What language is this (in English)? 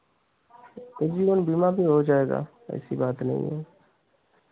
Hindi